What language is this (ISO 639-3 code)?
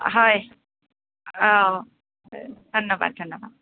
asm